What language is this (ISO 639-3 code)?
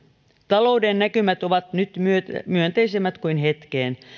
fin